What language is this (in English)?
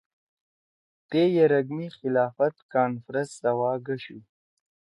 Torwali